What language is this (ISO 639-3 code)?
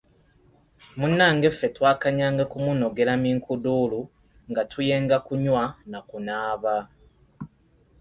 lug